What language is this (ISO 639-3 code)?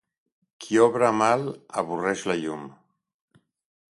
cat